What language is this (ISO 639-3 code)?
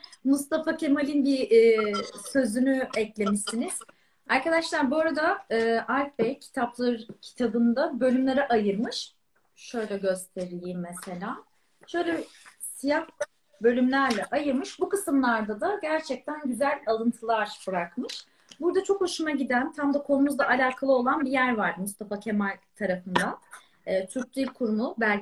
tur